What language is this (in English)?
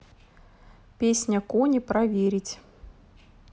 Russian